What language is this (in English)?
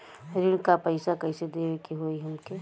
Bhojpuri